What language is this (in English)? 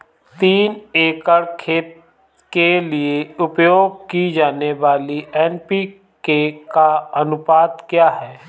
Hindi